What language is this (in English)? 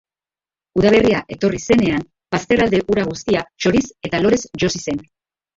Basque